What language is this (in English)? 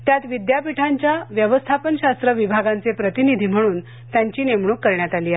Marathi